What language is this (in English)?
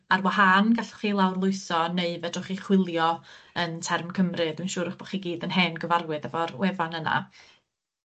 Welsh